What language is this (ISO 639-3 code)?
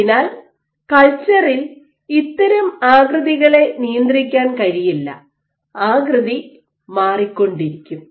mal